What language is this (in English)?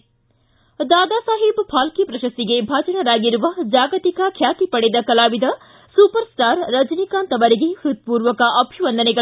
Kannada